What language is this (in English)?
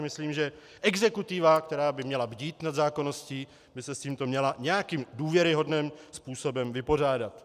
Czech